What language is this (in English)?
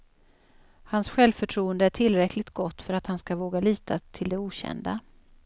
Swedish